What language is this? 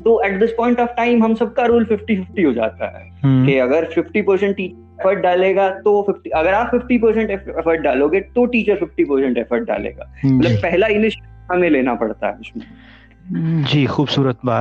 Hindi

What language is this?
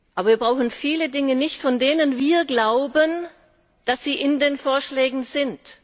German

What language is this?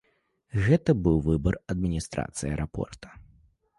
Belarusian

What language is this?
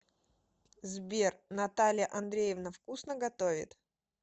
Russian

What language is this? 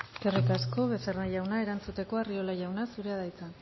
Basque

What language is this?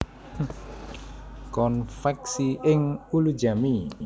Javanese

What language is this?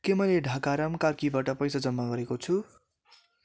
Nepali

